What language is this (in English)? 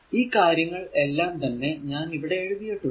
Malayalam